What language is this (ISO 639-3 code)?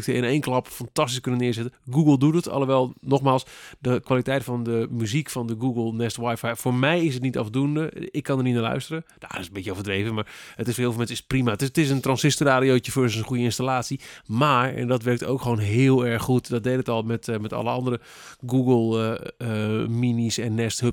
nld